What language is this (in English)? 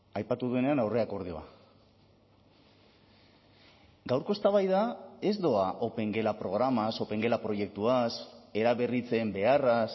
Basque